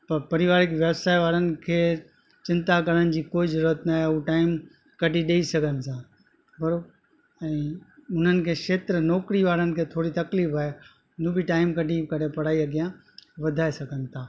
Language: Sindhi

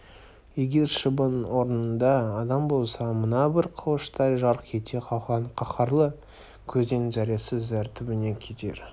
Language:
Kazakh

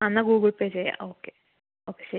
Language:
Malayalam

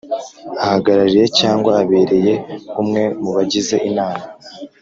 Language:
Kinyarwanda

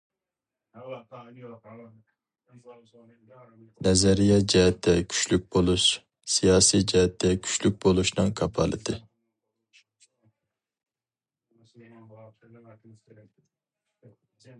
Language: Uyghur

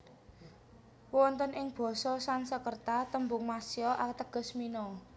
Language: Javanese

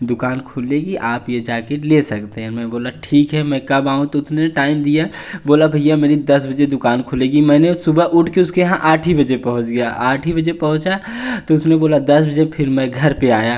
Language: Hindi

